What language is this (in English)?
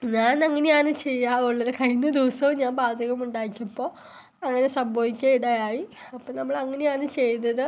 Malayalam